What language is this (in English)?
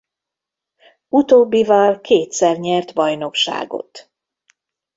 Hungarian